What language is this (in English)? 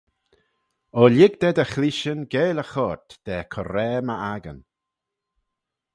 Manx